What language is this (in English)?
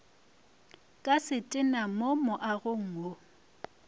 Northern Sotho